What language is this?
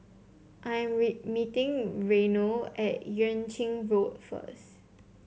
English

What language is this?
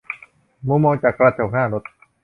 Thai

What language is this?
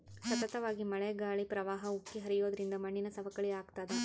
Kannada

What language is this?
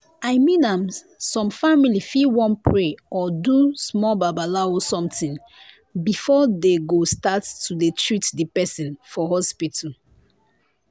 Nigerian Pidgin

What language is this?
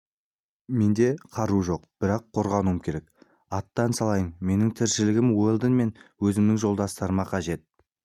Kazakh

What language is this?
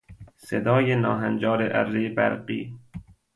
Persian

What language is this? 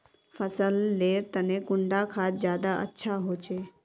Magahi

